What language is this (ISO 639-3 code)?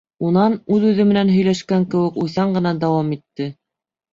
bak